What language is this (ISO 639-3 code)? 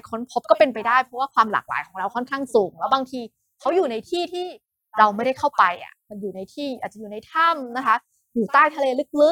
tha